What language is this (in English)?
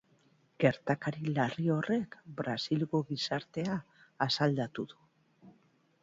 Basque